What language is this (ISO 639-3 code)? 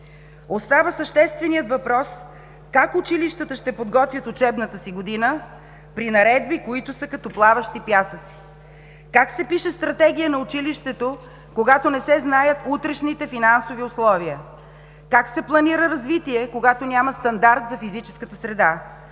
bul